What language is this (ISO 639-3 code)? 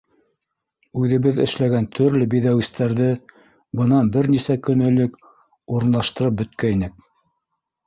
bak